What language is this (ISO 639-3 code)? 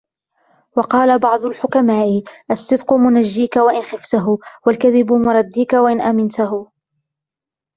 ara